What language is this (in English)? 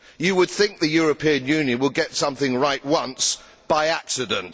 English